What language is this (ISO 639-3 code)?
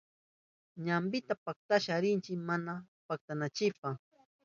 qup